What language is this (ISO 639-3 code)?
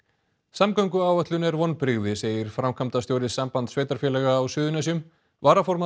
isl